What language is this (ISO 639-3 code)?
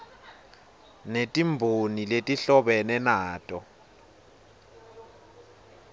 ssw